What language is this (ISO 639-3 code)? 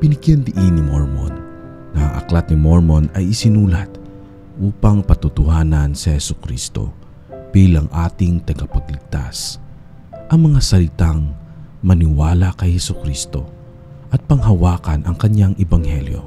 fil